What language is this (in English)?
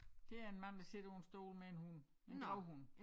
Danish